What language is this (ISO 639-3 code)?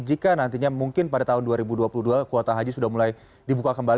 ind